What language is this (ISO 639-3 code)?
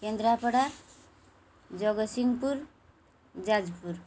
ori